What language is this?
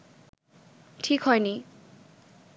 Bangla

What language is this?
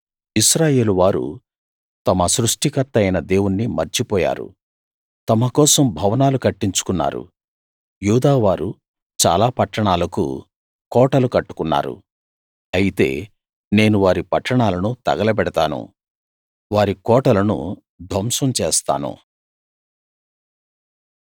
Telugu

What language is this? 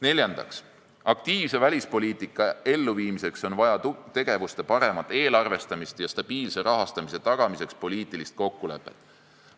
Estonian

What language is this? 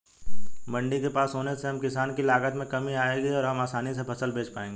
Hindi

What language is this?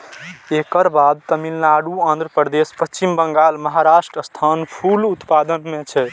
Maithili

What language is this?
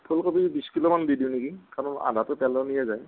Assamese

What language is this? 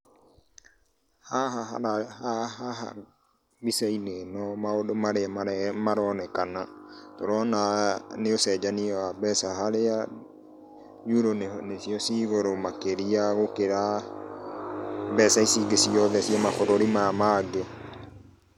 Kikuyu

